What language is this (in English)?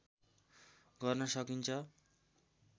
Nepali